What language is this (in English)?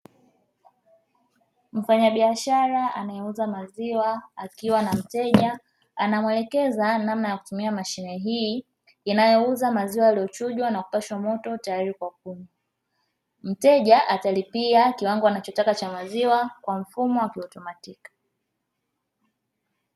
Swahili